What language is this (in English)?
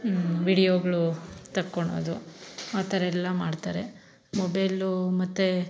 Kannada